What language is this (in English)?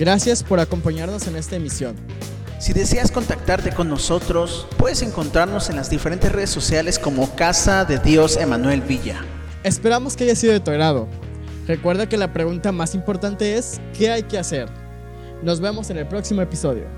Spanish